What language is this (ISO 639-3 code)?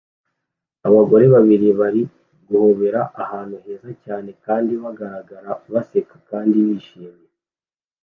kin